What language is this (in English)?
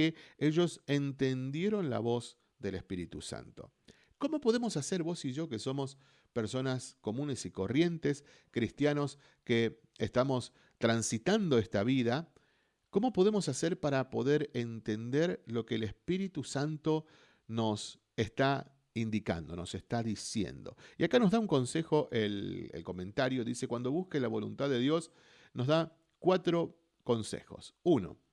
Spanish